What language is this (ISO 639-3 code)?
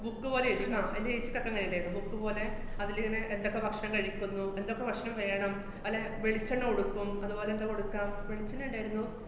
mal